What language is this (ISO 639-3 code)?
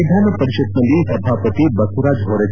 kan